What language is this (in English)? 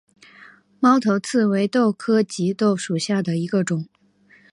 Chinese